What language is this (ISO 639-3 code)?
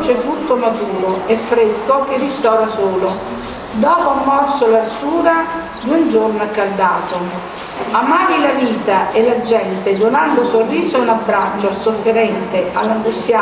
ita